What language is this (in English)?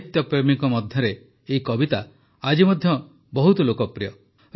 Odia